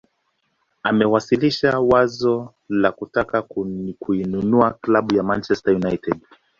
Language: Swahili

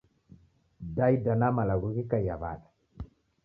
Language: Taita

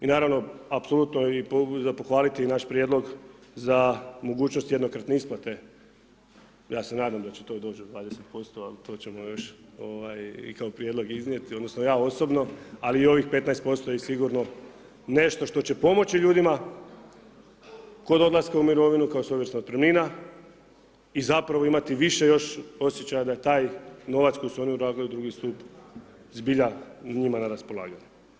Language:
Croatian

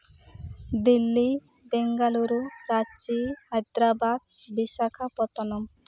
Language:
Santali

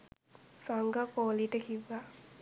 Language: Sinhala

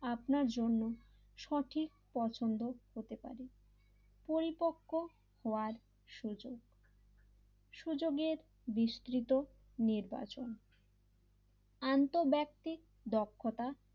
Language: Bangla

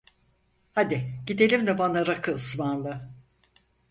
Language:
Turkish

